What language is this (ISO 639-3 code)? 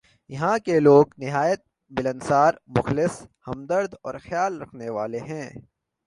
urd